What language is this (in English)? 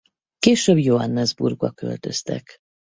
Hungarian